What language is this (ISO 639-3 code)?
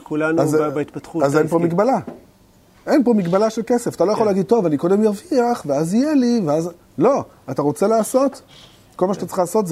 heb